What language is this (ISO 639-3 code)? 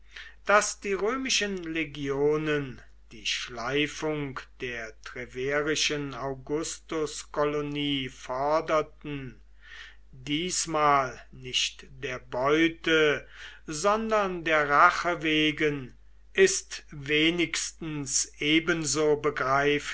deu